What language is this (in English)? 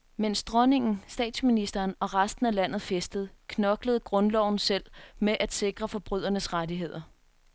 Danish